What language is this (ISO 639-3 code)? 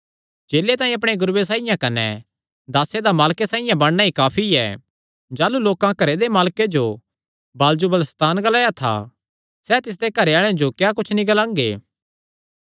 xnr